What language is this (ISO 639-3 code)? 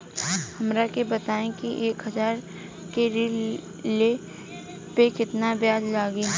bho